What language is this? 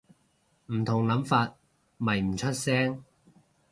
Cantonese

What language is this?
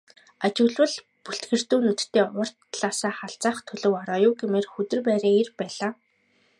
Mongolian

